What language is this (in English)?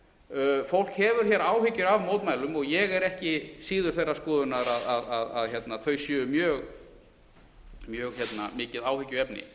Icelandic